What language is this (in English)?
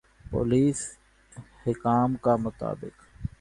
Urdu